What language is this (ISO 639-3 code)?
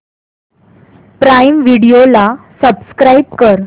mar